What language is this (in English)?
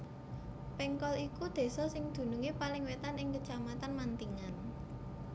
Javanese